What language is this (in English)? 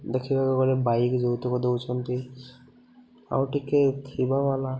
Odia